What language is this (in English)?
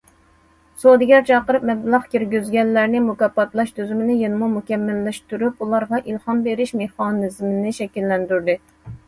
Uyghur